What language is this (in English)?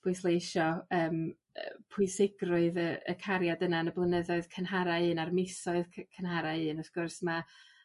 Welsh